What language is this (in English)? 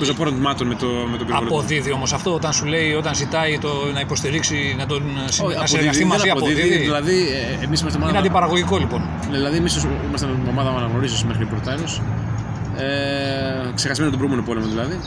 Greek